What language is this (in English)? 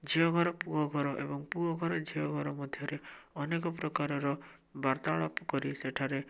Odia